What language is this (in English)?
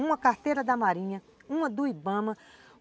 Portuguese